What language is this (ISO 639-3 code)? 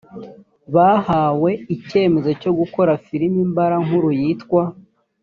kin